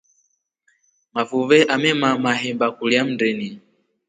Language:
Rombo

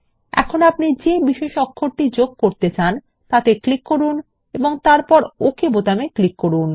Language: Bangla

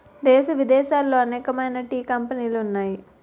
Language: Telugu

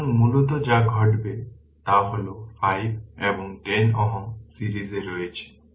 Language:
Bangla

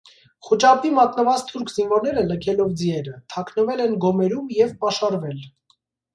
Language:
Armenian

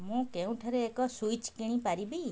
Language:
Odia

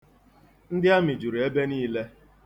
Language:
Igbo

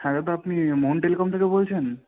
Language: Bangla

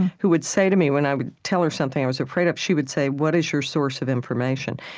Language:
English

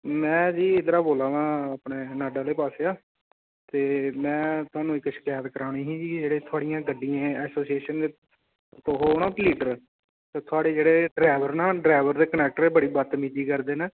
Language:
Dogri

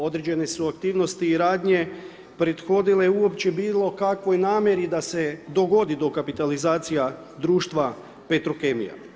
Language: Croatian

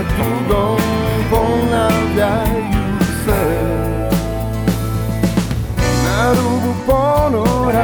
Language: Croatian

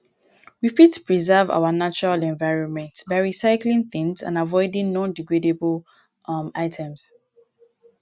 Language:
Nigerian Pidgin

